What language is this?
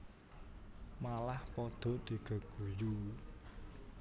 Javanese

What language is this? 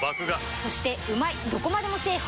Japanese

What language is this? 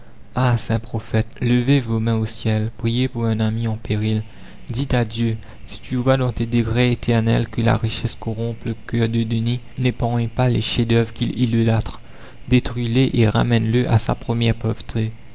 French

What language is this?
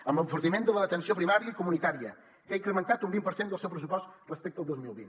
Catalan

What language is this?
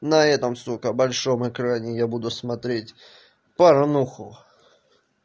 Russian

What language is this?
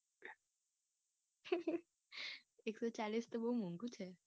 Gujarati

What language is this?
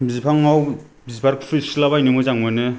Bodo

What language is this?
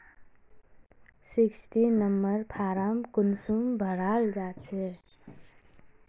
Magahi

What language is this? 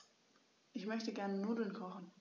German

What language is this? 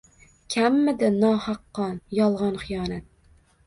Uzbek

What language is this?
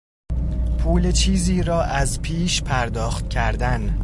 Persian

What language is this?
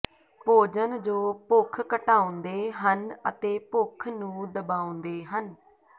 Punjabi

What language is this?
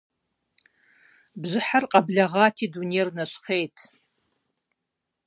Kabardian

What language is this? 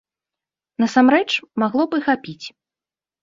Belarusian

